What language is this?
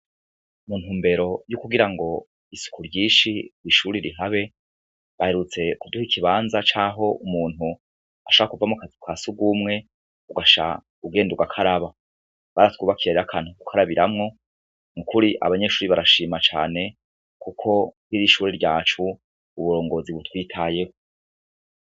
Rundi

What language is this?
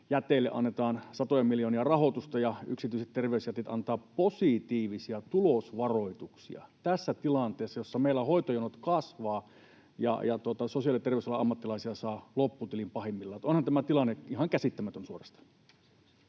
Finnish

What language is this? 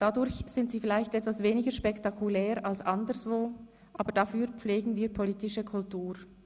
Swiss German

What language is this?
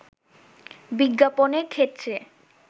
Bangla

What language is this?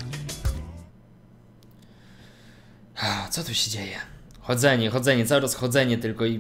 Polish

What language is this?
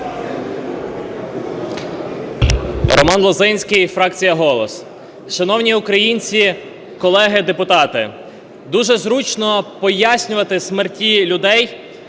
Ukrainian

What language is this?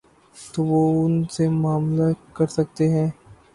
Urdu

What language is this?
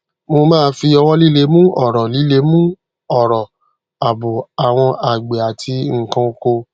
Yoruba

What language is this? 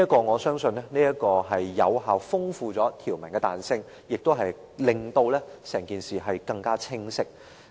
Cantonese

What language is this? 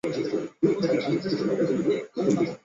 Chinese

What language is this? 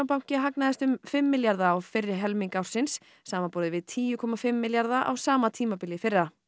Icelandic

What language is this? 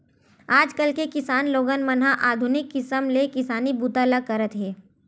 Chhattisgarhi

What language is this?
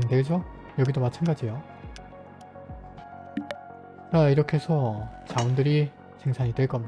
Korean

